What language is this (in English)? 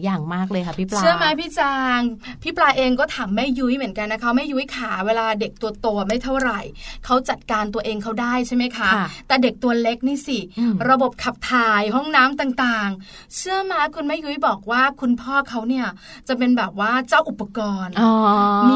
Thai